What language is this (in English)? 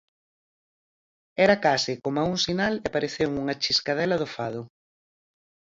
Galician